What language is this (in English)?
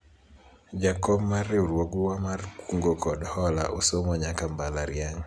Luo (Kenya and Tanzania)